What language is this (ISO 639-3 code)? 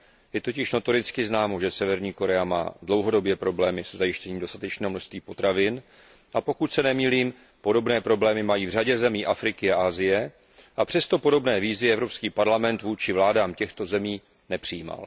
ces